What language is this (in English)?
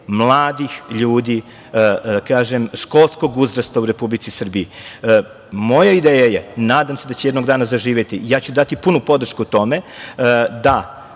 Serbian